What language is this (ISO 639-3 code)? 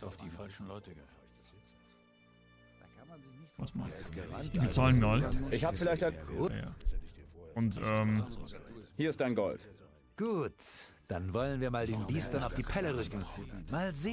deu